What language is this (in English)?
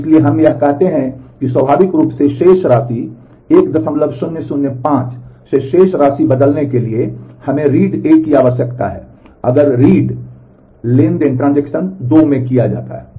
Hindi